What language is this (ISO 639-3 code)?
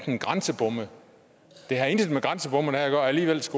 dan